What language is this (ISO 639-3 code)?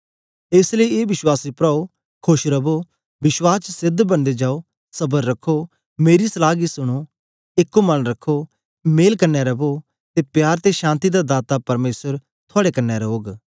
doi